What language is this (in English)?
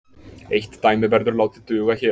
Icelandic